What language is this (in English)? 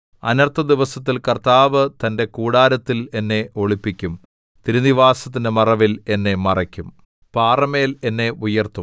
Malayalam